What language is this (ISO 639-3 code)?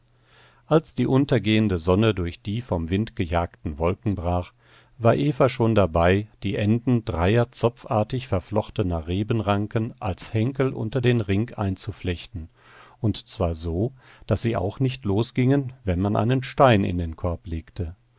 deu